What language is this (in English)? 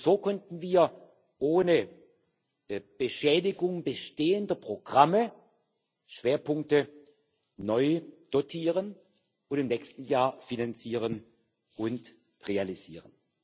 German